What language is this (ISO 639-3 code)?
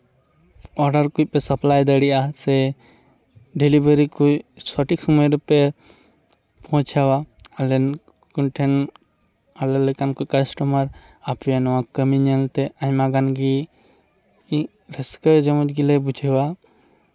sat